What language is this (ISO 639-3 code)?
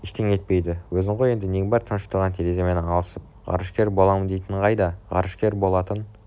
kaz